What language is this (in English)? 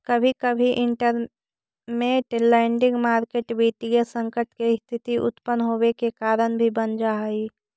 Magahi